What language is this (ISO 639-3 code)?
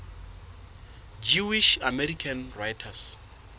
sot